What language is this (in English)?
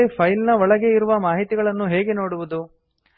Kannada